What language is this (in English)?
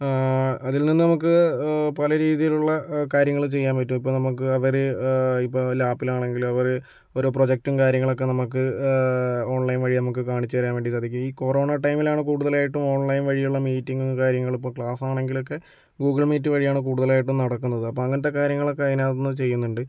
Malayalam